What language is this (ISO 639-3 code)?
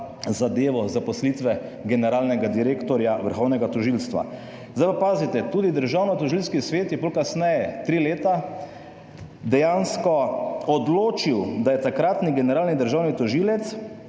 slv